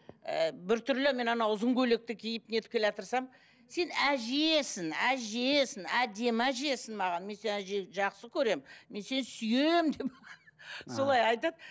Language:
Kazakh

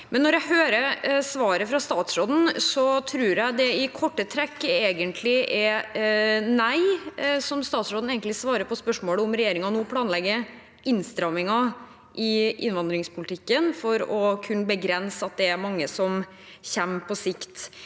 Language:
Norwegian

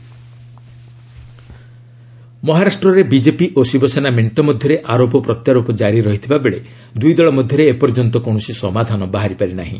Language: Odia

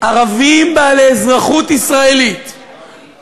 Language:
Hebrew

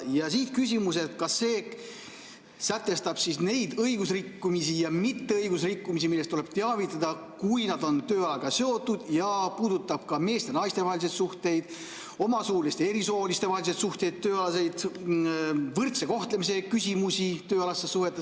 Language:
Estonian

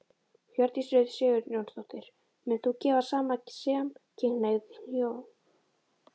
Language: Icelandic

